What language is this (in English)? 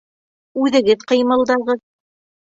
Bashkir